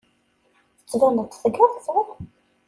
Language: Kabyle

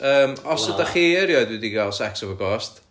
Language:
Welsh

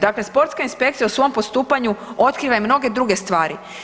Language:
Croatian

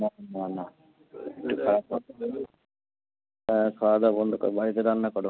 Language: Bangla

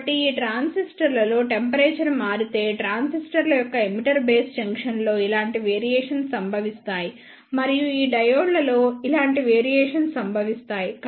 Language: Telugu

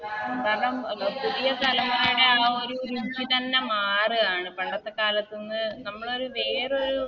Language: Malayalam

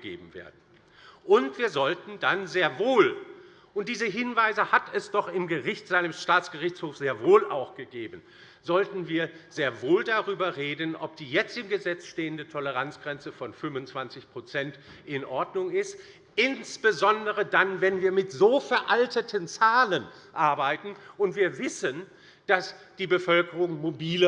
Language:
German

